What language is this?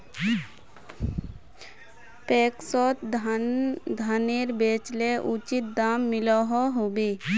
Magahi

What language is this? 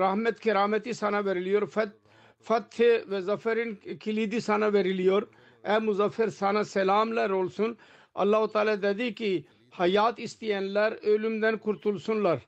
Turkish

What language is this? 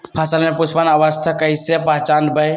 Magahi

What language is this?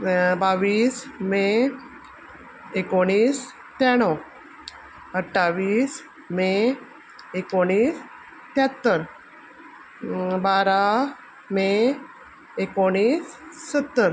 Konkani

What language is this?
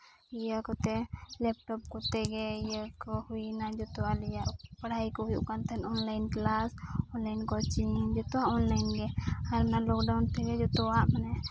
Santali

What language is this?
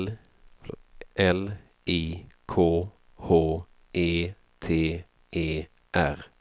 Swedish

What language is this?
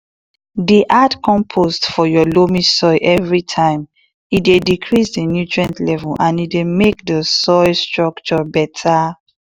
Nigerian Pidgin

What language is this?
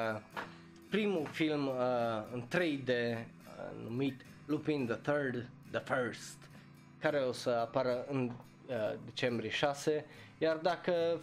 Romanian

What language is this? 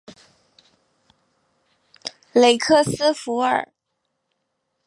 Chinese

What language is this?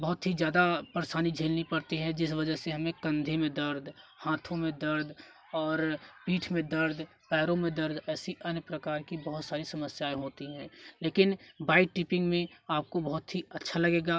Hindi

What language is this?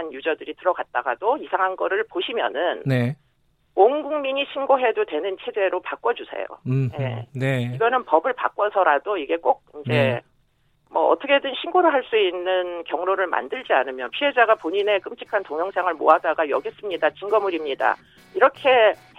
Korean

